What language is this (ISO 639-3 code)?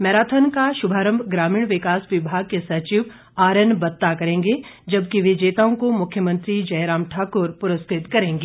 hin